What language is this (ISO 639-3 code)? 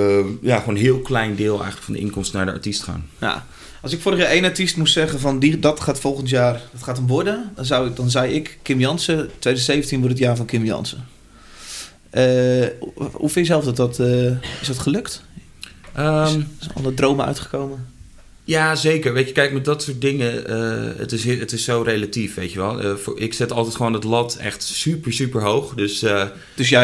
nld